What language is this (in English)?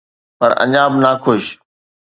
Sindhi